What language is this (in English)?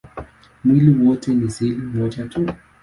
Swahili